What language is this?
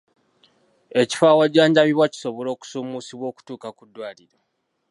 Ganda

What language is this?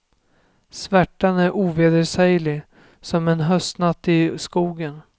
Swedish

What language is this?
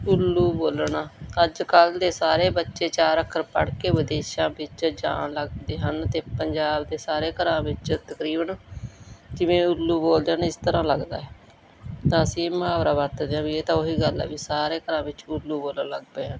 Punjabi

